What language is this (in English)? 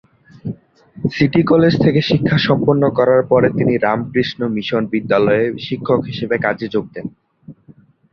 Bangla